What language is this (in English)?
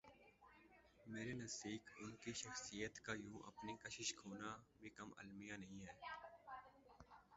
Urdu